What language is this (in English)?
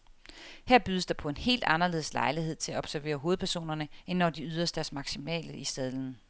Danish